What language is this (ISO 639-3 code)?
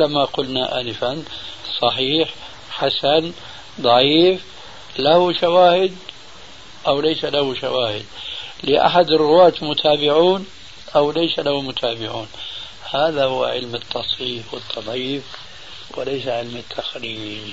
ara